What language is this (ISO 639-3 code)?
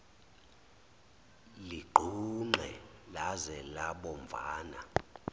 zul